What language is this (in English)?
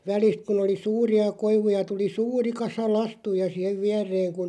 Finnish